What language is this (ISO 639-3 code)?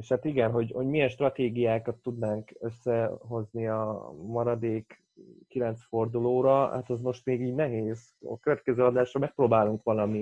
hun